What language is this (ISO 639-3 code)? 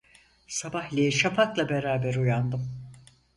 tur